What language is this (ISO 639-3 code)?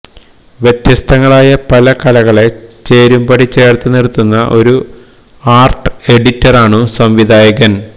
mal